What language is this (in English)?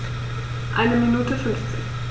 German